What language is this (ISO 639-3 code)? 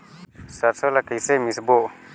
hne